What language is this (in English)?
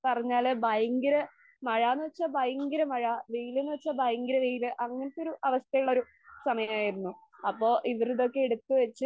Malayalam